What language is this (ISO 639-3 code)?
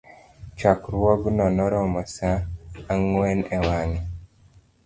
luo